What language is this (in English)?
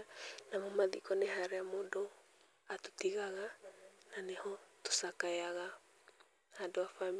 Kikuyu